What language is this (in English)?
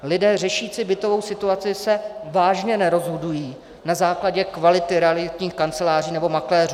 Czech